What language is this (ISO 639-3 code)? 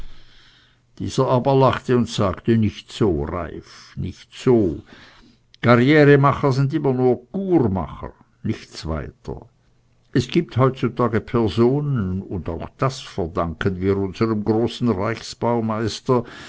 deu